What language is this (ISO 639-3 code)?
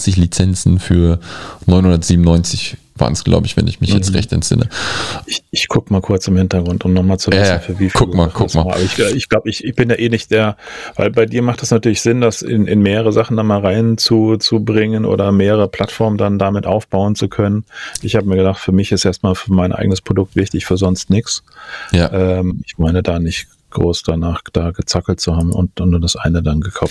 deu